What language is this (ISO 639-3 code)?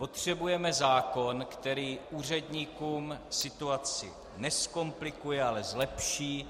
ces